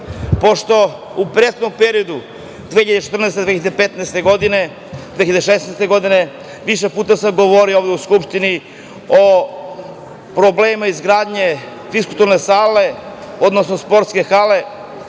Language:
Serbian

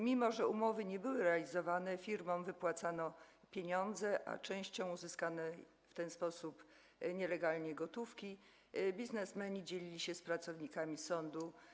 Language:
Polish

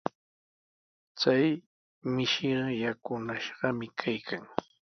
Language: Sihuas Ancash Quechua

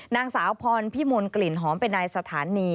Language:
Thai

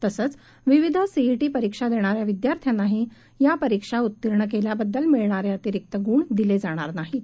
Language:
Marathi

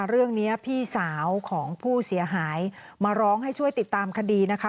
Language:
Thai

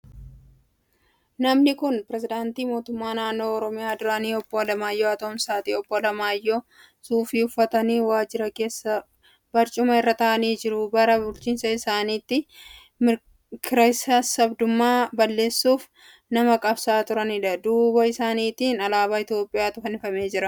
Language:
Oromo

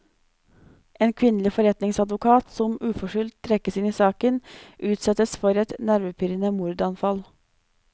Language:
Norwegian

